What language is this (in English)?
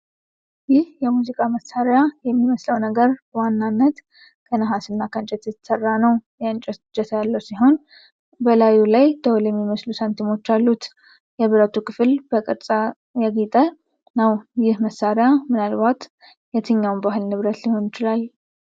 Amharic